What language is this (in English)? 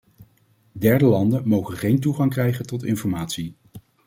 Dutch